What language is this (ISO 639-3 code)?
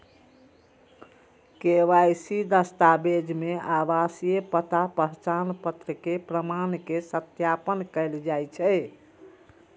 mai